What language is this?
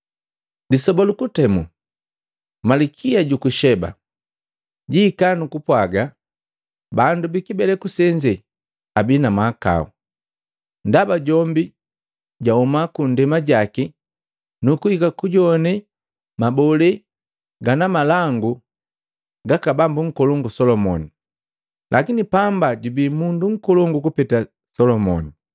Matengo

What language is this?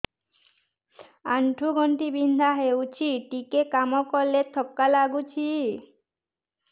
Odia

